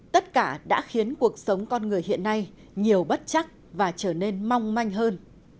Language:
Vietnamese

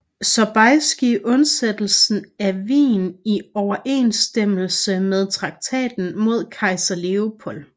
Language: Danish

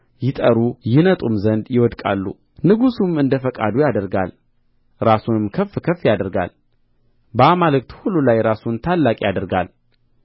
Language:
Amharic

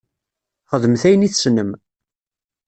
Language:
Kabyle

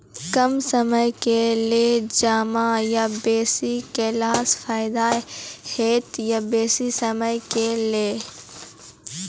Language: Maithili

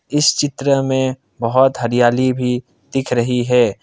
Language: Hindi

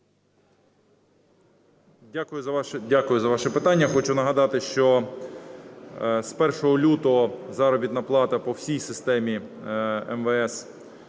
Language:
Ukrainian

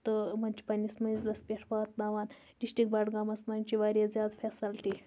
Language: Kashmiri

